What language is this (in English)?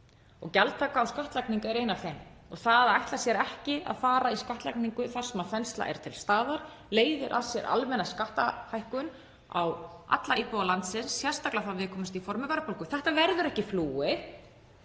Icelandic